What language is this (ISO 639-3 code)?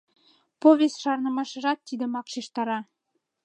chm